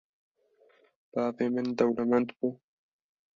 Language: Kurdish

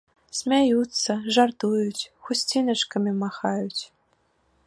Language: Belarusian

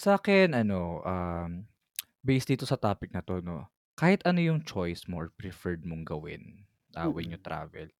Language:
Filipino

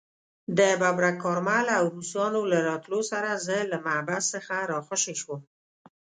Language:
Pashto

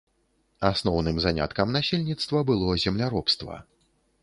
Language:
Belarusian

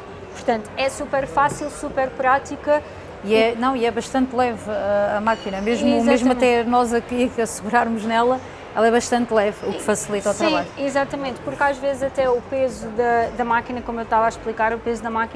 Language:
Portuguese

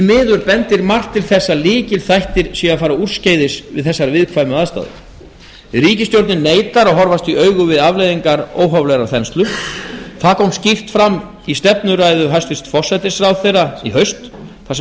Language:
Icelandic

